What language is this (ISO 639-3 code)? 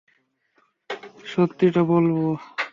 ben